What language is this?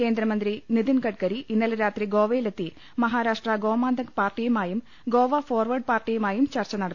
Malayalam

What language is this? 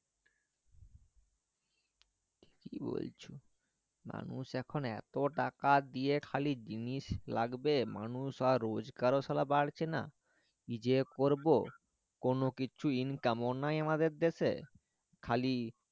Bangla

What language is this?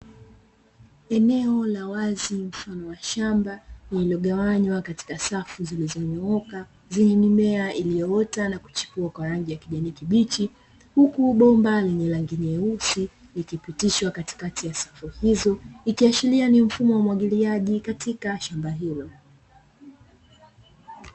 Swahili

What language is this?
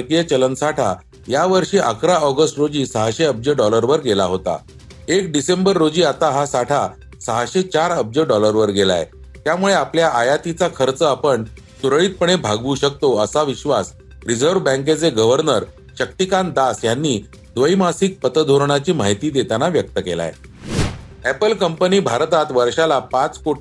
Marathi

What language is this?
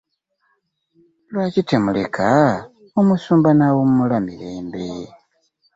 Ganda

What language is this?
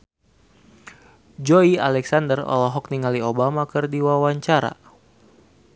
Sundanese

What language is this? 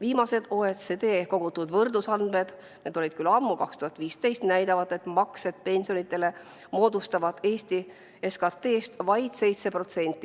Estonian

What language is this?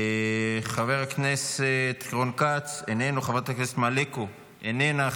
Hebrew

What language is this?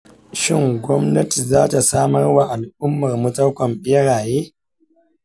Hausa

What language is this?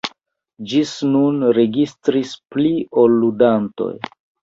Esperanto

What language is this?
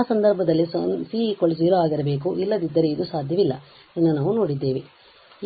Kannada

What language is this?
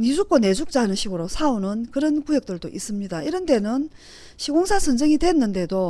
Korean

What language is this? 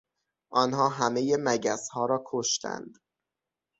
Persian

